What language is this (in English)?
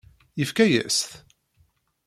Kabyle